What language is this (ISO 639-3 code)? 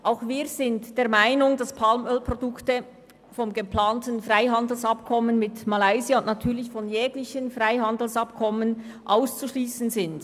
gsw